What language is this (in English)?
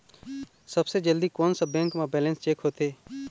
Chhattisgarhi